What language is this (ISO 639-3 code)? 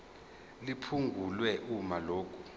zul